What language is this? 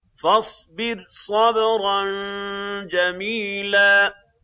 Arabic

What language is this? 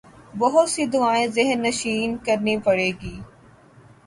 Urdu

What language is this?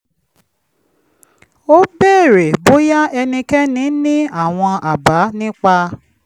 Yoruba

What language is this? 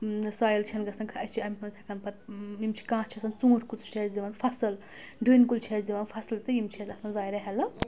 Kashmiri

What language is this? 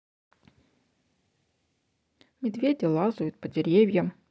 Russian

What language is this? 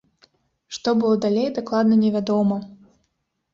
Belarusian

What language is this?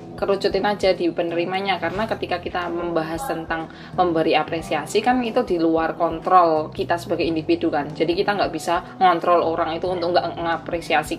Indonesian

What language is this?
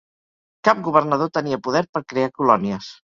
Catalan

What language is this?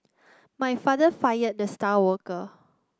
English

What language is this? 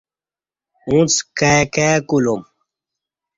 Kati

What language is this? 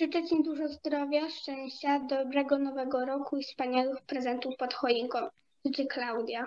Polish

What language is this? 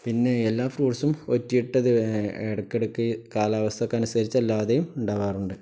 Malayalam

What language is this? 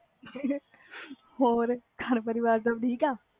Punjabi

